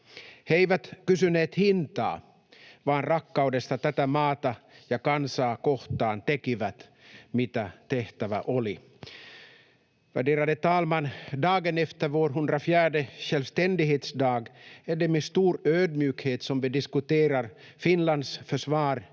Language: Finnish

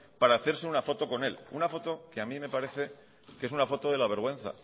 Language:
Spanish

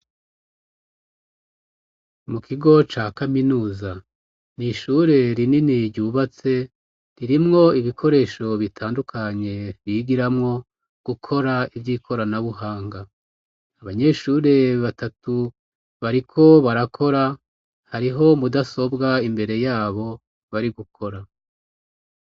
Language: Rundi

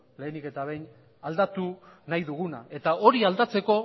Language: Basque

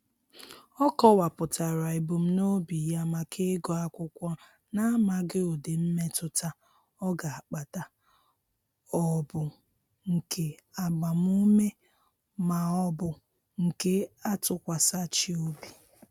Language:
Igbo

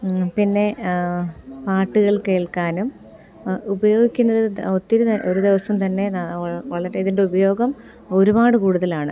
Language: Malayalam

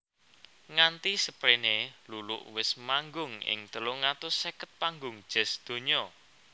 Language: Javanese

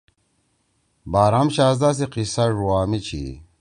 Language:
Torwali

